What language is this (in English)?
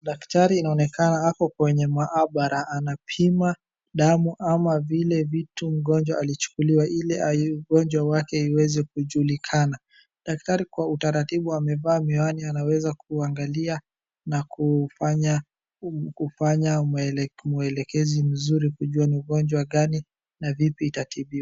Swahili